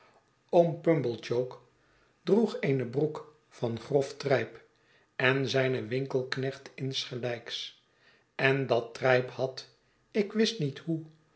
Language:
Dutch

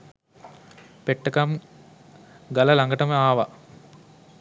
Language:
Sinhala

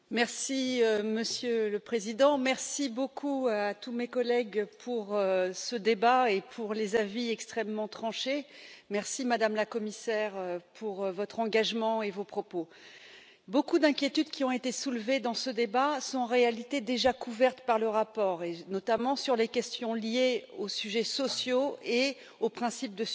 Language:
French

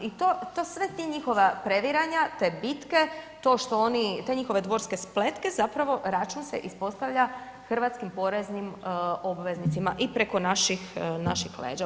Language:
Croatian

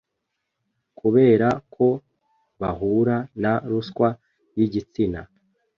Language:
Kinyarwanda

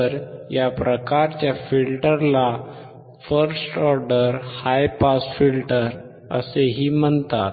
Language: Marathi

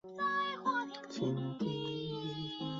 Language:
Chinese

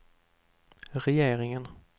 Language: Swedish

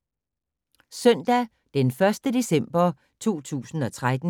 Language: Danish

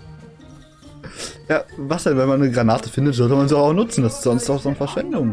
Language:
German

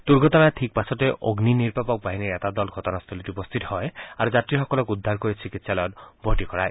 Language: Assamese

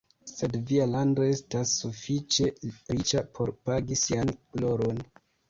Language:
Esperanto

